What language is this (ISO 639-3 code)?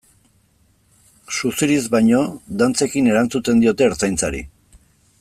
eus